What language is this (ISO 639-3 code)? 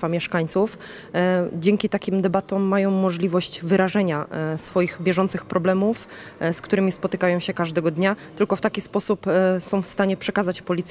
pol